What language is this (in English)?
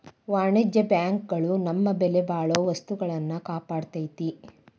Kannada